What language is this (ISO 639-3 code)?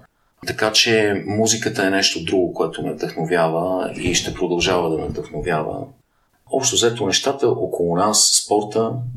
bul